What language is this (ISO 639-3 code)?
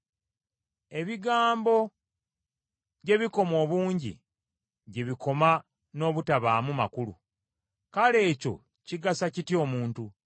lug